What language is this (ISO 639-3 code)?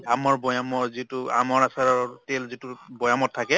asm